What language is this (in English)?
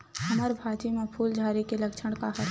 Chhattisgarhi